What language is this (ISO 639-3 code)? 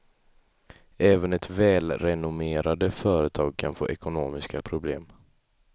swe